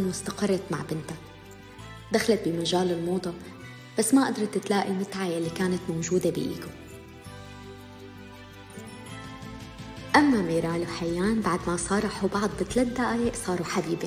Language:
Arabic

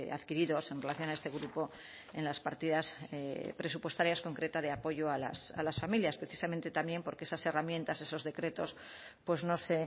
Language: Spanish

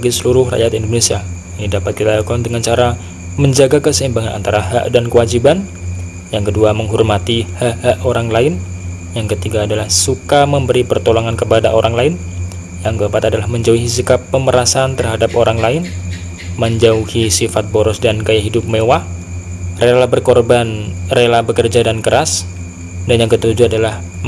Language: Indonesian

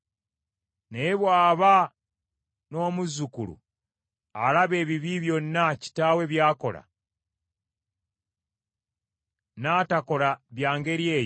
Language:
Ganda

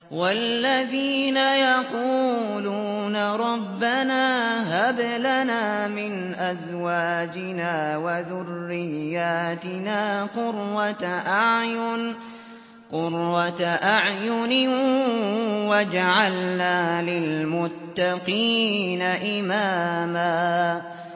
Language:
Arabic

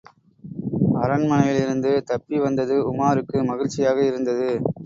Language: Tamil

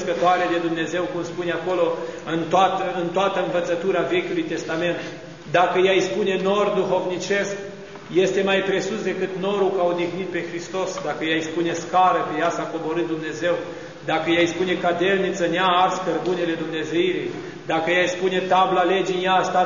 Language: Romanian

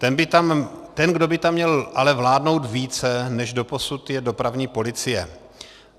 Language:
Czech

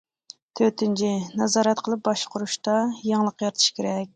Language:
Uyghur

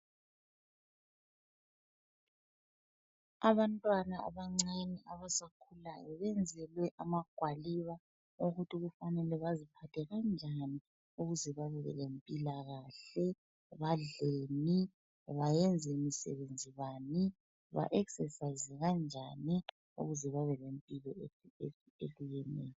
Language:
North Ndebele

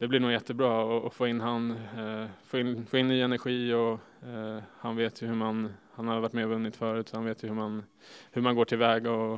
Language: Swedish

